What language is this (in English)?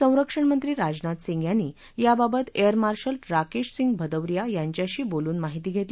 Marathi